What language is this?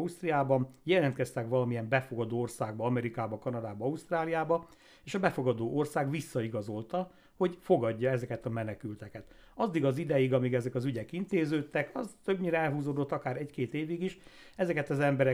Hungarian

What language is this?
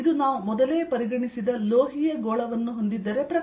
Kannada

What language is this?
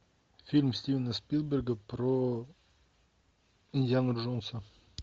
Russian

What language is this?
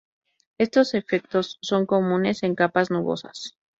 Spanish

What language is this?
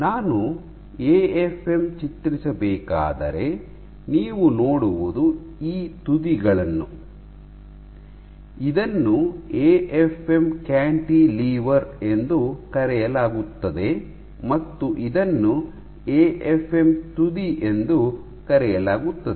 Kannada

